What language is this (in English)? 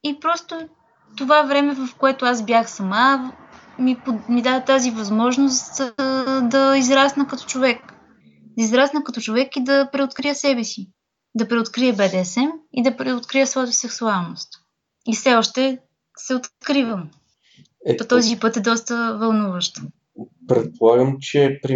Bulgarian